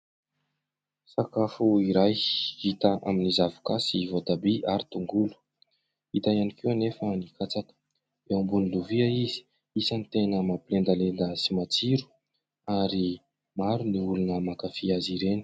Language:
Malagasy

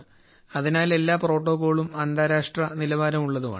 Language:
Malayalam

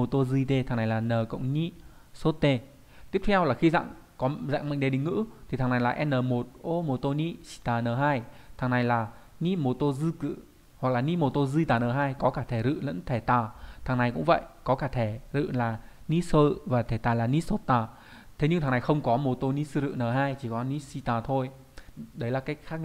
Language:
Vietnamese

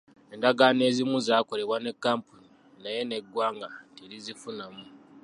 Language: Ganda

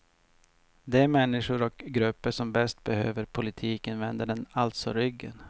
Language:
Swedish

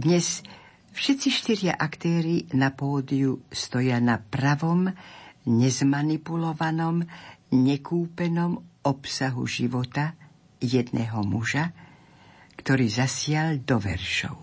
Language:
Slovak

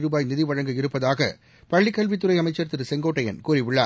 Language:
Tamil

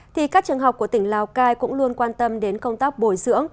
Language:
Vietnamese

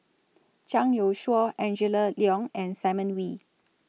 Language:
English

